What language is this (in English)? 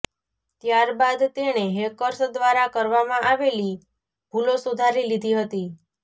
Gujarati